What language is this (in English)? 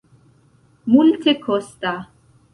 Esperanto